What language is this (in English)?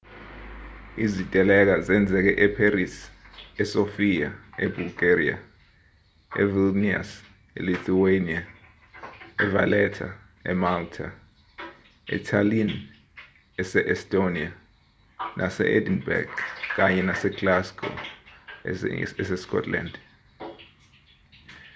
Zulu